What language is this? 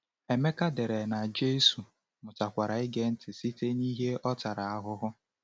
Igbo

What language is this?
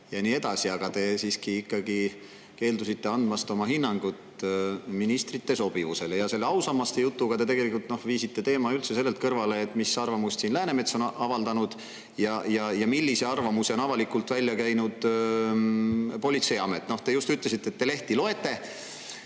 Estonian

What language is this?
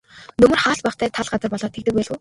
Mongolian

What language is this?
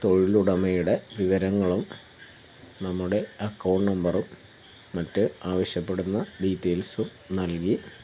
Malayalam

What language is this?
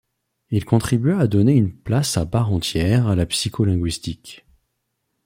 French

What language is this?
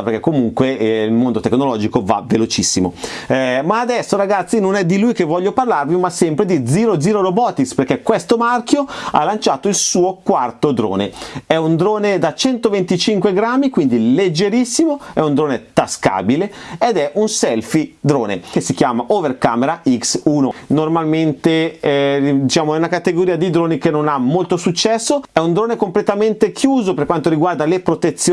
Italian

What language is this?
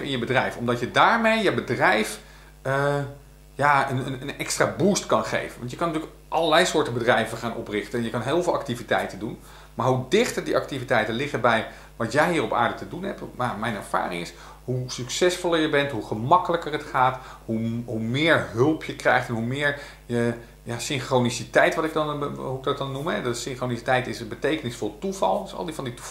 Dutch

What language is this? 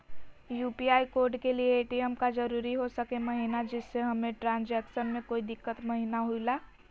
Magahi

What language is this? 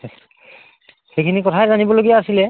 Assamese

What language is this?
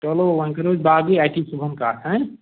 Kashmiri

